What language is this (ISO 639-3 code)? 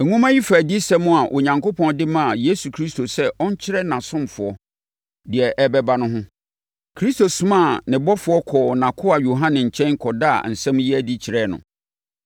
aka